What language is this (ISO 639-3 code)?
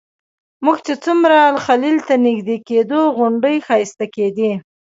pus